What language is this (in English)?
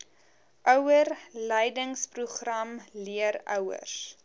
Afrikaans